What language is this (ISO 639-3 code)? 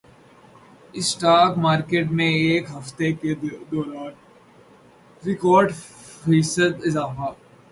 urd